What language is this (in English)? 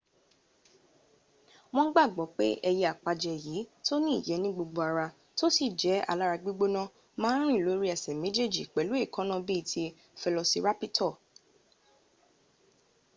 Yoruba